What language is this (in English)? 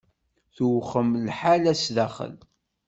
Kabyle